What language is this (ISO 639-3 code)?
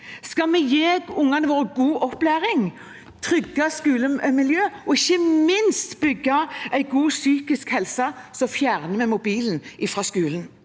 nor